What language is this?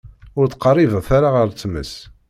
Kabyle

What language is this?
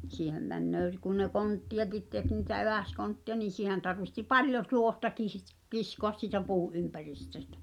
Finnish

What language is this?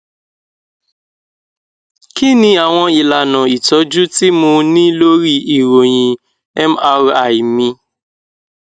Yoruba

